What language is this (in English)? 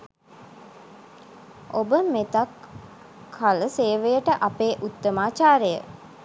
Sinhala